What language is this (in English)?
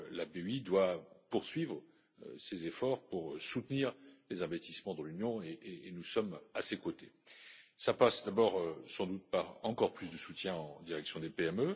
French